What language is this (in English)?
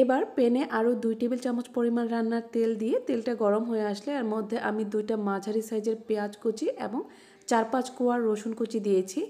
Arabic